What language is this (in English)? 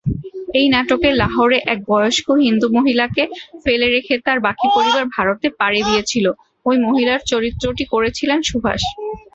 Bangla